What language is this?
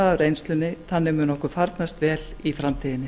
Icelandic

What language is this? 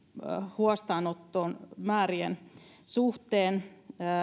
Finnish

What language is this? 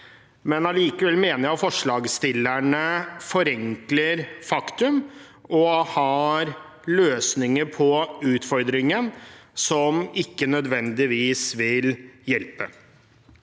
Norwegian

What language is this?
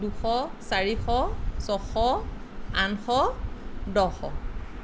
Assamese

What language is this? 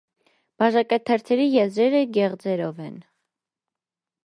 Armenian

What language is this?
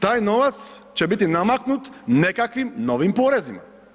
Croatian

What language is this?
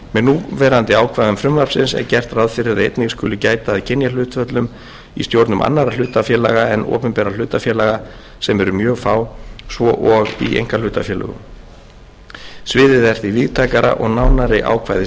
Icelandic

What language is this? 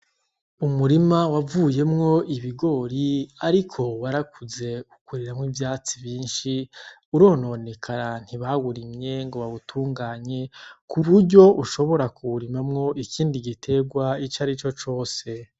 Rundi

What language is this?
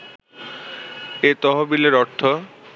Bangla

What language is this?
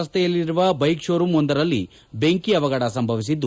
Kannada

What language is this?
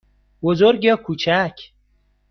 Persian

